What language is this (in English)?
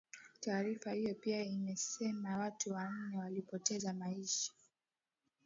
Swahili